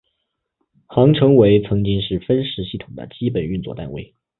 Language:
Chinese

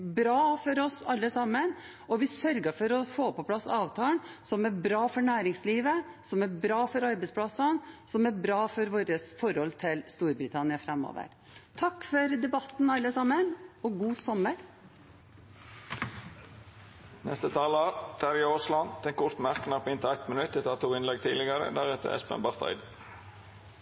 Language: Norwegian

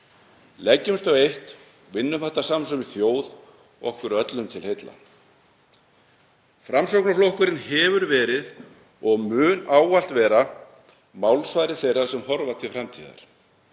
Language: Icelandic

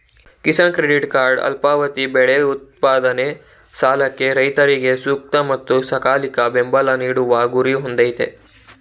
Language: Kannada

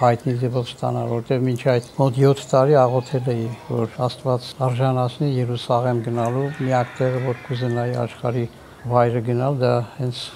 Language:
Turkish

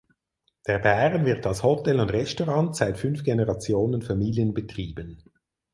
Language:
German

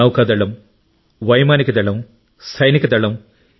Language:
Telugu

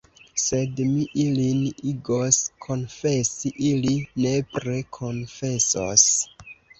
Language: Esperanto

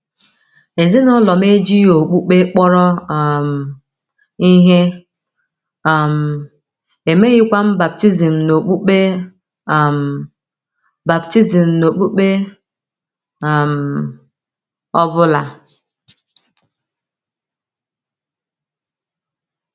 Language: Igbo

